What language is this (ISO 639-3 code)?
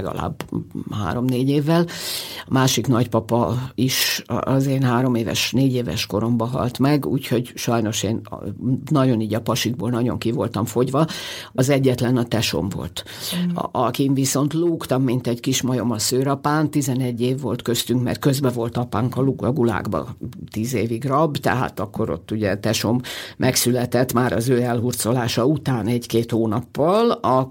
hun